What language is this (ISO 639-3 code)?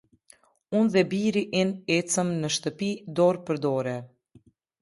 sqi